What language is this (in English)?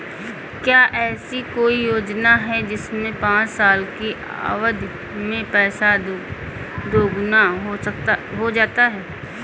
Hindi